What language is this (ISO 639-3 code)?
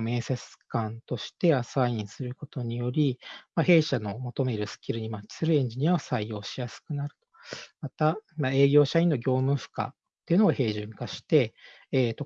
jpn